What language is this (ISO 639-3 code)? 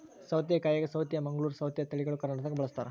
kan